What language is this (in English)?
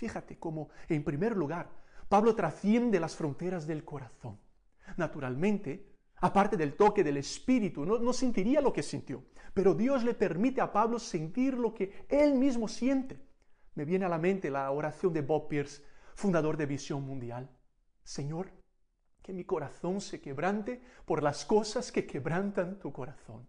Spanish